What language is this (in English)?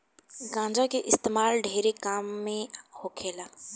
Bhojpuri